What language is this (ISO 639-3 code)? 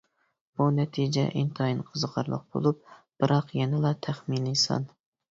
uig